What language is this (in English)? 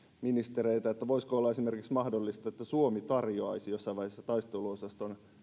Finnish